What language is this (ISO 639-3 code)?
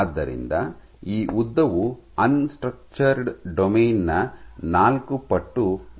kan